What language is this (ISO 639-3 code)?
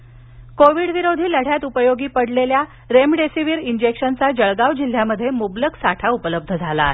mar